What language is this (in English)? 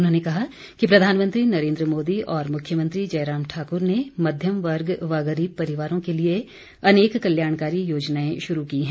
Hindi